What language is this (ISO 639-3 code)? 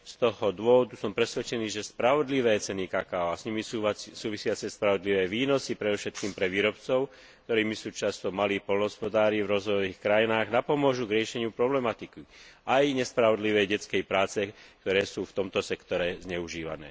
slk